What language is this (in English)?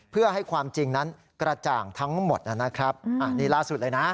Thai